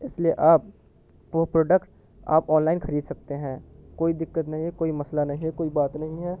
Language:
Urdu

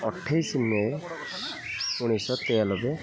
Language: Odia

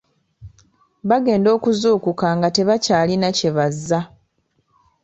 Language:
Ganda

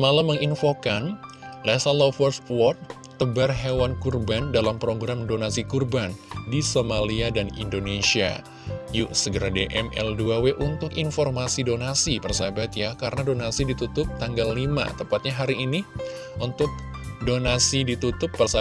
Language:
Indonesian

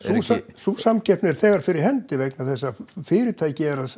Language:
Icelandic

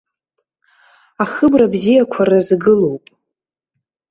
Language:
Abkhazian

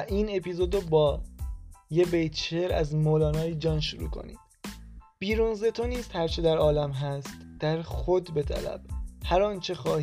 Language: Persian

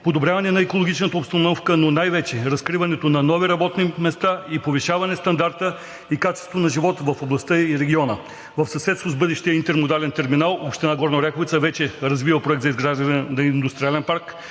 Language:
Bulgarian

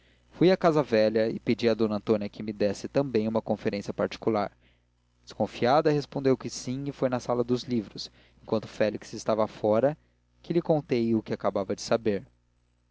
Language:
Portuguese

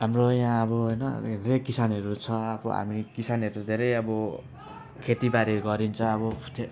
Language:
Nepali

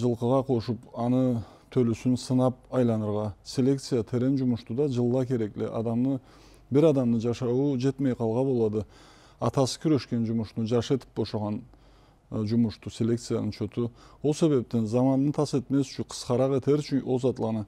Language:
Turkish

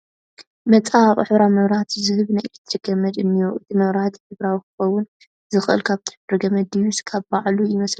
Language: Tigrinya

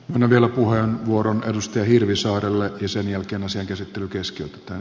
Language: Finnish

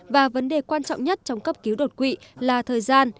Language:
Vietnamese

